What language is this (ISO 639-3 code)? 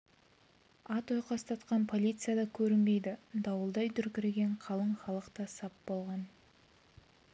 kaz